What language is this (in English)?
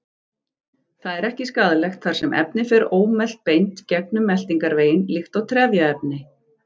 Icelandic